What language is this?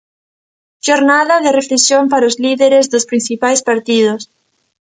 Galician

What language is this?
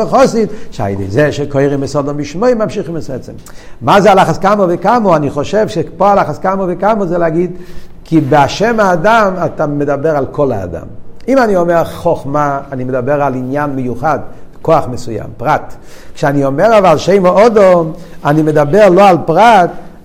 Hebrew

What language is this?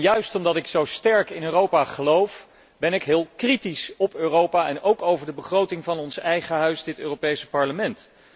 Dutch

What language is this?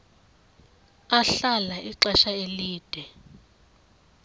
Xhosa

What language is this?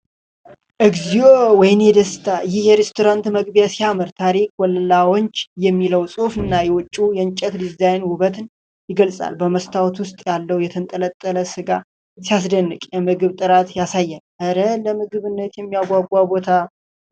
Amharic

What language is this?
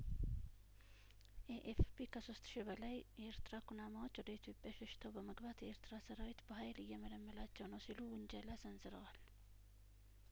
Amharic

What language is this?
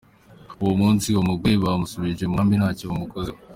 Kinyarwanda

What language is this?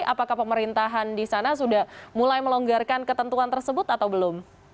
Indonesian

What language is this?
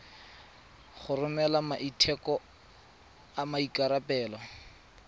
Tswana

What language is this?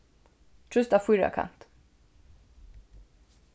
Faroese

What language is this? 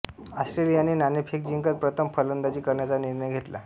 Marathi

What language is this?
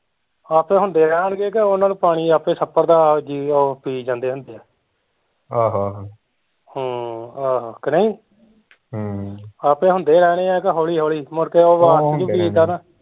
Punjabi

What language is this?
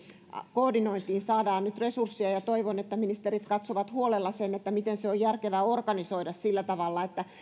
Finnish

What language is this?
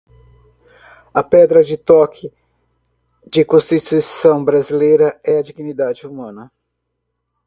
Portuguese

